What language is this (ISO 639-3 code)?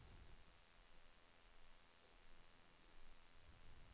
swe